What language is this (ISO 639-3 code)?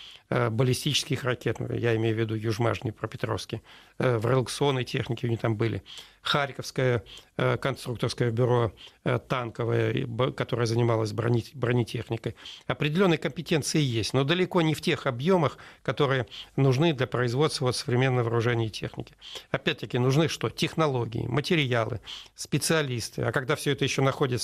rus